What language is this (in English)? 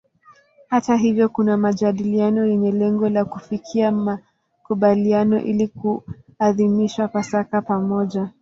Swahili